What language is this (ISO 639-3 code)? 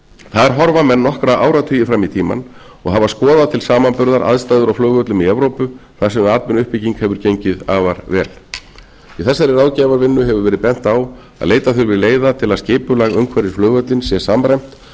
isl